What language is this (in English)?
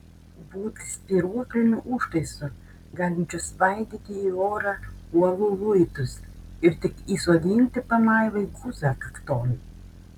Lithuanian